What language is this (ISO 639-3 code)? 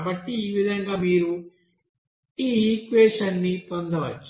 tel